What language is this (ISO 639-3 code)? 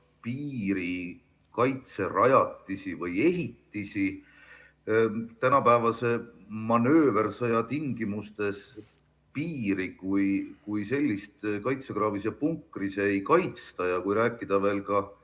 est